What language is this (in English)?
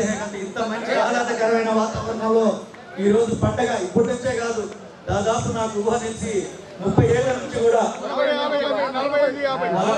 Telugu